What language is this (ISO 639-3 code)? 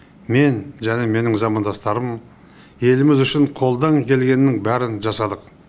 kaz